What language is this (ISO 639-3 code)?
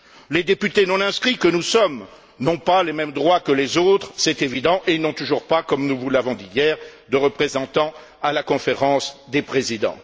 fra